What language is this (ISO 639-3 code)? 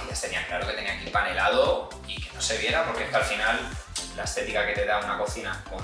spa